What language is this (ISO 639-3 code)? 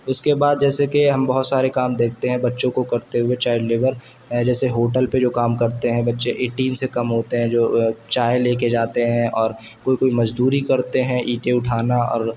urd